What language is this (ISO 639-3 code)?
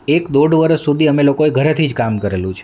guj